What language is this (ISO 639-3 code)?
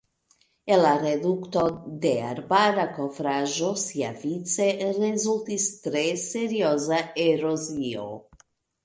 epo